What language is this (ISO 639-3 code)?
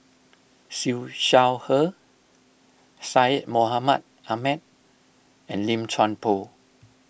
eng